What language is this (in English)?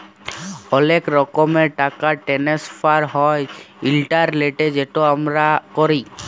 Bangla